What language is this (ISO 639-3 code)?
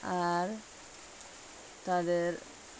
ben